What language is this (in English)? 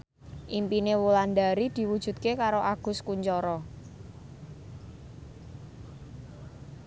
Javanese